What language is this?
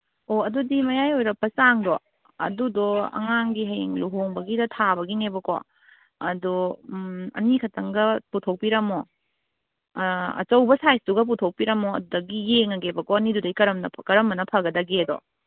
Manipuri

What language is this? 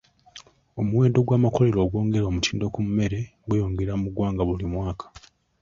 Ganda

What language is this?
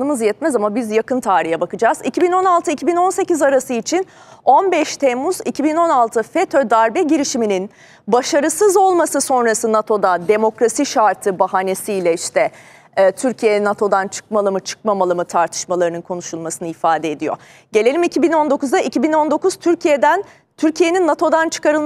Turkish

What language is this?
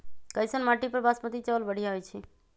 Magahi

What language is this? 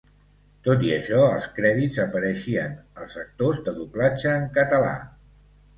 Catalan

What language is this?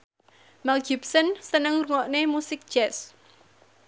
Javanese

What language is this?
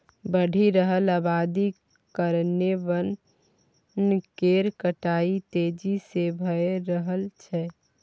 Maithili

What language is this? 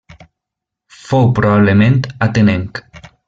Catalan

